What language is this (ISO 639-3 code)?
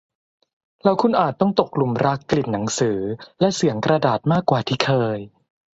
tha